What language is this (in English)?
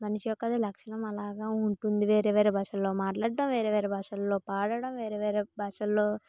Telugu